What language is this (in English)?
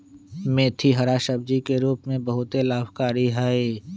Magahi